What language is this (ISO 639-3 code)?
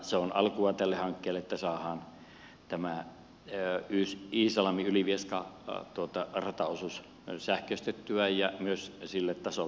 fin